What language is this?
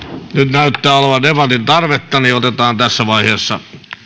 Finnish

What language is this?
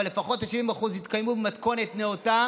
Hebrew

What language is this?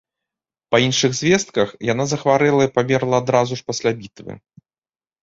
Belarusian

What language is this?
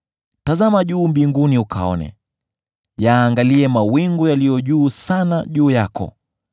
Swahili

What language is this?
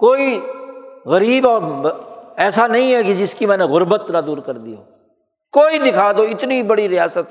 Urdu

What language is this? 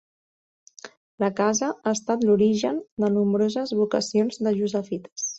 Catalan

